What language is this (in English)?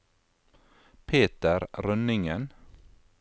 Norwegian